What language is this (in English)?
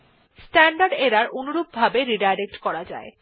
Bangla